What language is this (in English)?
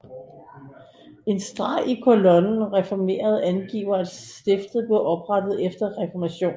Danish